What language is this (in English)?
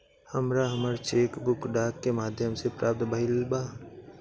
Bhojpuri